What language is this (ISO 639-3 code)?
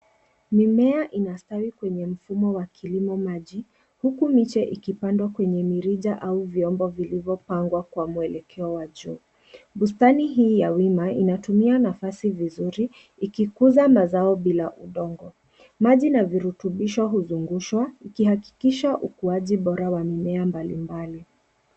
swa